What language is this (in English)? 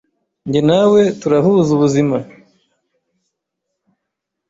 Kinyarwanda